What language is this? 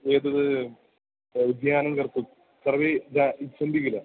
Sanskrit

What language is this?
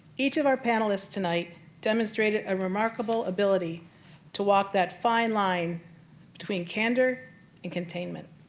English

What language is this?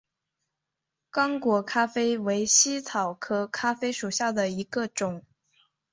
Chinese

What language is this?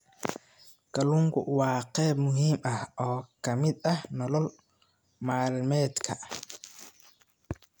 Somali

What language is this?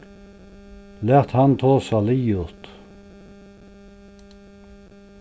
Faroese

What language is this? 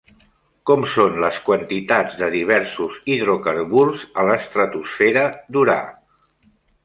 Catalan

